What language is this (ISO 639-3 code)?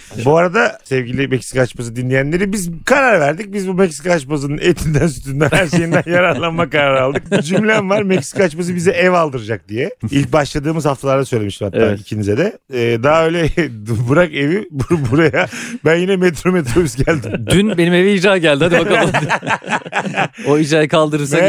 tur